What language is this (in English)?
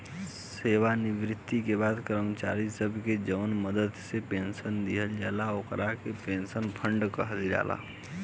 Bhojpuri